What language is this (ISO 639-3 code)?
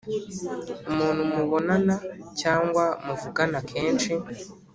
kin